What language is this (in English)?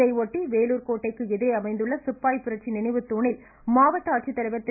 Tamil